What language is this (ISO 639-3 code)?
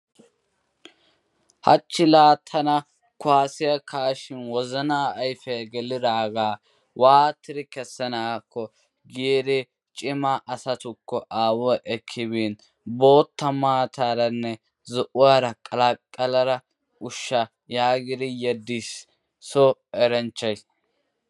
wal